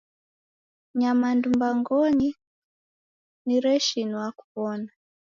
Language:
Taita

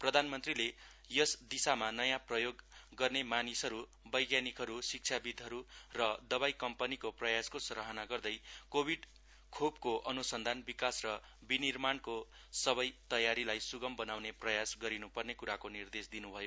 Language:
Nepali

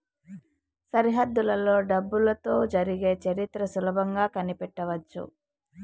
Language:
Telugu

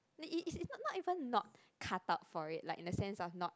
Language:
English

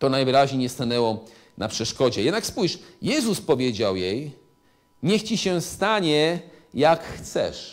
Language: Polish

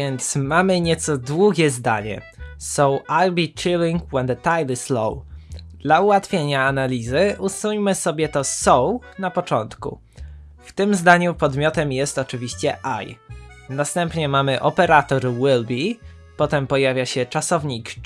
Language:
Polish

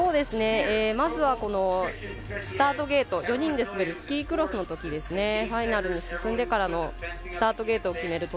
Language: Japanese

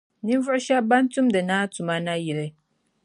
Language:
Dagbani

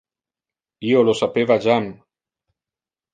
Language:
Interlingua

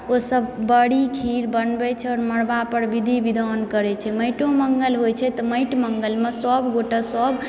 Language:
Maithili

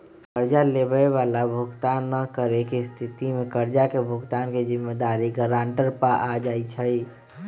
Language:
Magahi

